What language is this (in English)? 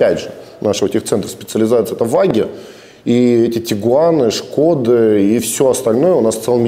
Russian